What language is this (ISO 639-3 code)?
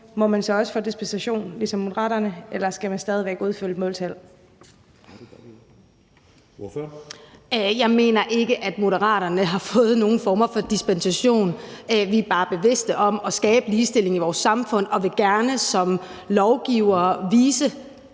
dan